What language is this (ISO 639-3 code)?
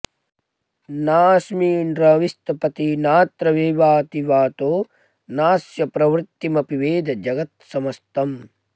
san